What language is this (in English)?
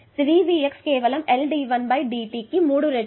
Telugu